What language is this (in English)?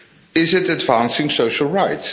English